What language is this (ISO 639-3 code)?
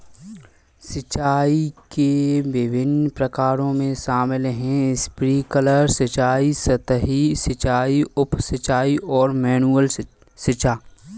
hin